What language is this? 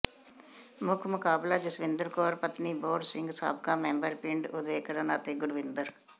Punjabi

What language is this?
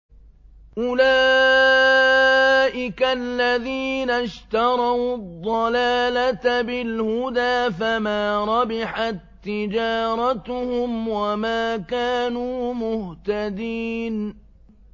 Arabic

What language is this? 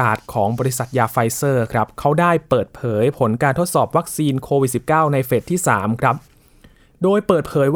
Thai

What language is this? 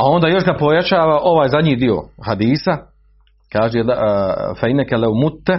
Croatian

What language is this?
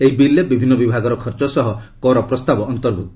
Odia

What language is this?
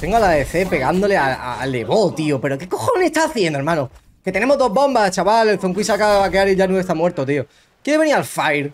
Spanish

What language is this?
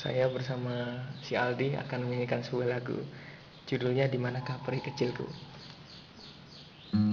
Indonesian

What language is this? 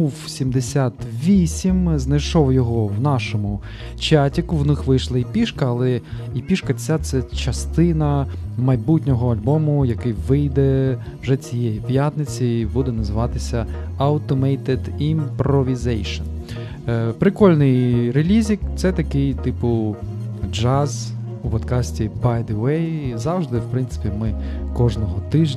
Ukrainian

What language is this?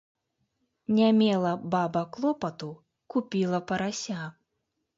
Belarusian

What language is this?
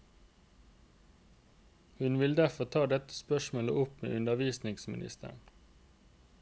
Norwegian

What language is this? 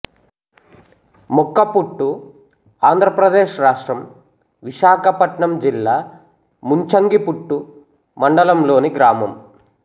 Telugu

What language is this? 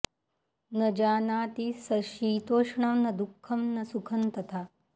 Sanskrit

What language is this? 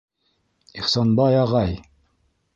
Bashkir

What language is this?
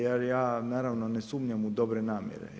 Croatian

